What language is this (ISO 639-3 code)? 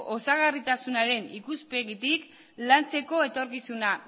eus